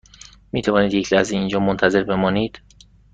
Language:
Persian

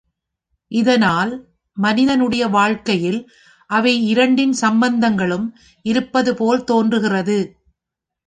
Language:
Tamil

